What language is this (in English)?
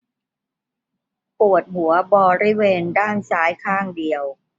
Thai